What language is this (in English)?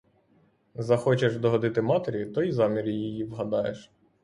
Ukrainian